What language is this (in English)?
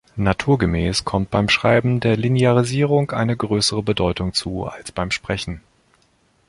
German